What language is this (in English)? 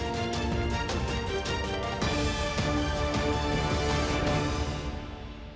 Ukrainian